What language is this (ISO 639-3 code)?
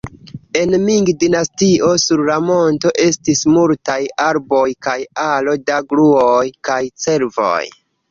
epo